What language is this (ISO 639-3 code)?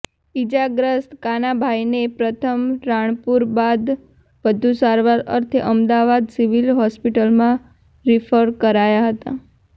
guj